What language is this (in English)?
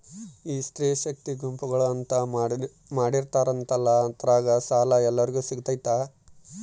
Kannada